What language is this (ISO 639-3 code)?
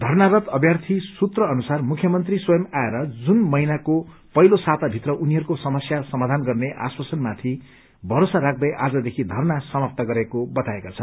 nep